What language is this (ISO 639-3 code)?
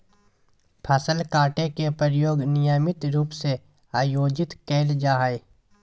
mag